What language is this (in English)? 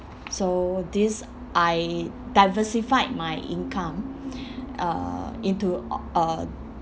English